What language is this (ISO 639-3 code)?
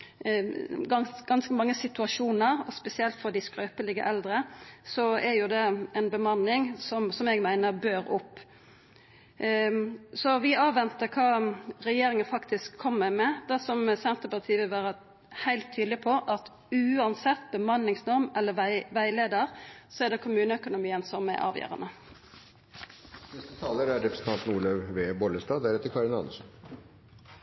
nor